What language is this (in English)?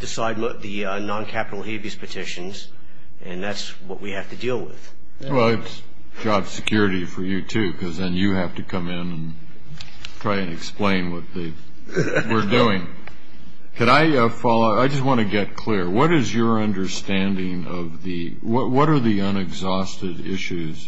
English